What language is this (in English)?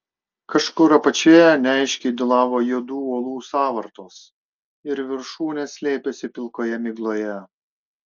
Lithuanian